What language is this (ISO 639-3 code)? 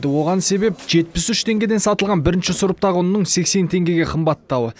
kaz